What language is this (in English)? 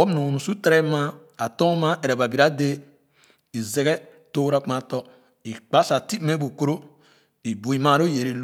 Khana